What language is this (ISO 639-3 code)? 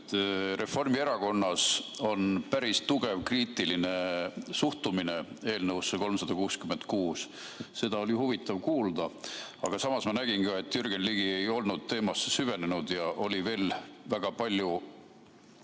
est